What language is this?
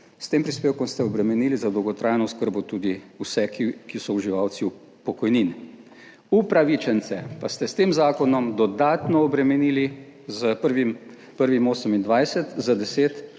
Slovenian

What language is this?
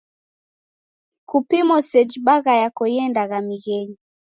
Taita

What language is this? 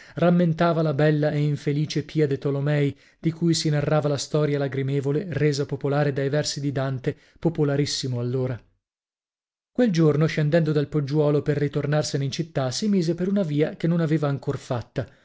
Italian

